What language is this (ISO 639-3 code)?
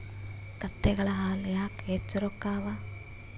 kan